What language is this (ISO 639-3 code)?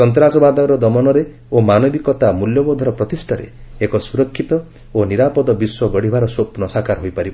ori